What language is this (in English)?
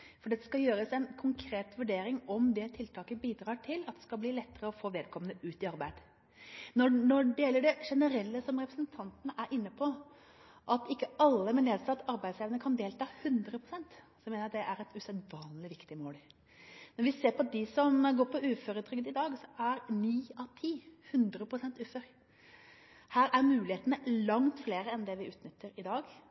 Norwegian Bokmål